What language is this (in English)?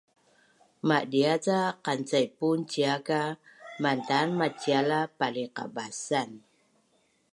Bunun